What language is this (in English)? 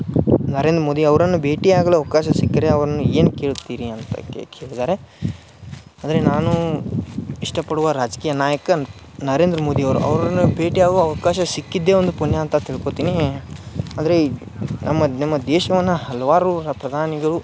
Kannada